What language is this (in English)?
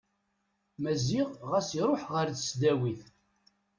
Kabyle